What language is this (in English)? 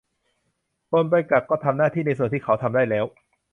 Thai